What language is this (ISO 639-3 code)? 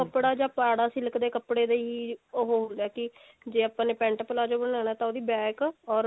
pan